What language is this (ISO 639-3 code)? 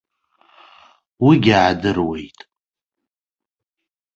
abk